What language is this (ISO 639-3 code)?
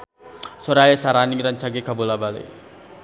sun